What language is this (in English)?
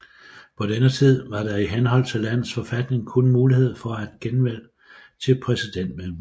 Danish